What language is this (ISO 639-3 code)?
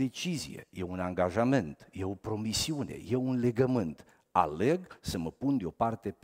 ron